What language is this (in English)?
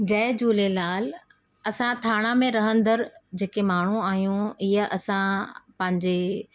Sindhi